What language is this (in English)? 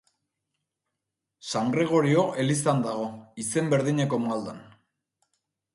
Basque